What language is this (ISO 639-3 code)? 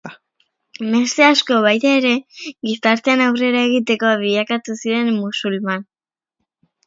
eus